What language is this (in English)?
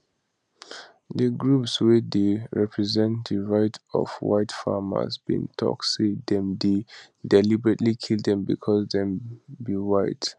Nigerian Pidgin